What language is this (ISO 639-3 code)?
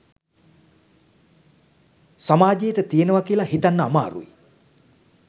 sin